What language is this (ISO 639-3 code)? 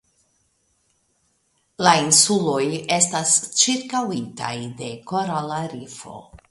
epo